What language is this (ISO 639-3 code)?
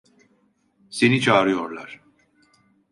tur